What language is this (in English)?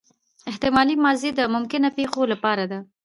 Pashto